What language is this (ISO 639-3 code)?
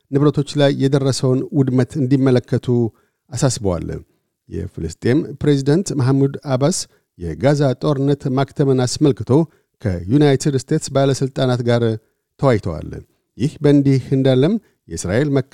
amh